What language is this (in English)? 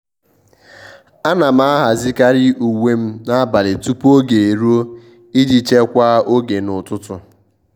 Igbo